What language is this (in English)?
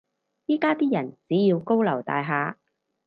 Cantonese